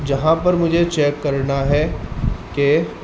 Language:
Urdu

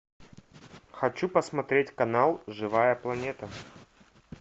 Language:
Russian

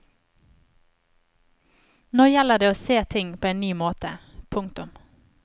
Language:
Norwegian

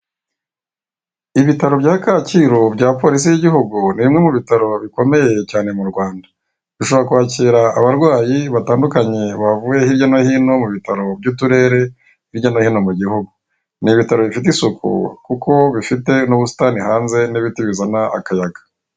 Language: Kinyarwanda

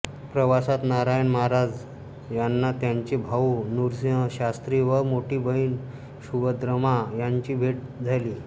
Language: Marathi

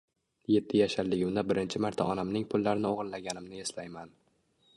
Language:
Uzbek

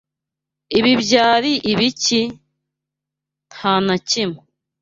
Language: Kinyarwanda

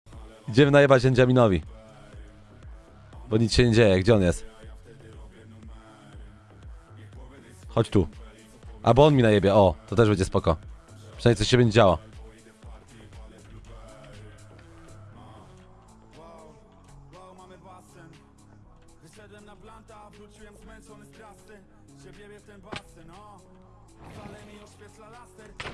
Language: Polish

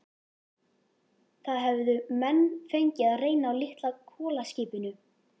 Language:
Icelandic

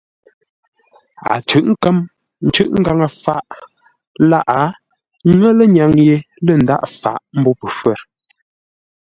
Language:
Ngombale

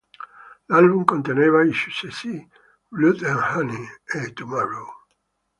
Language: Italian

